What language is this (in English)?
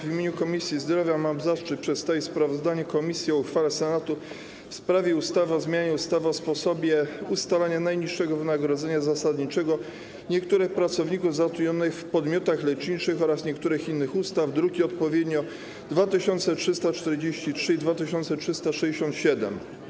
Polish